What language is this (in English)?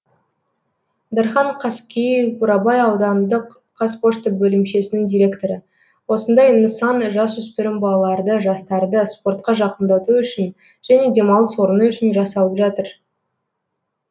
Kazakh